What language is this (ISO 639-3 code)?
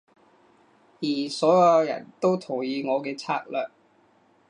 yue